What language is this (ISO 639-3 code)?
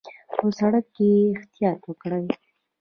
pus